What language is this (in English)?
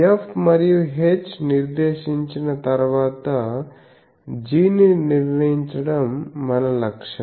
Telugu